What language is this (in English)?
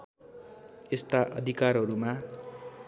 Nepali